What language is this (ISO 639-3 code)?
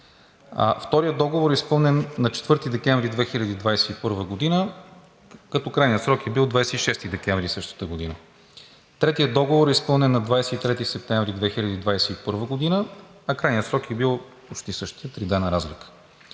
bul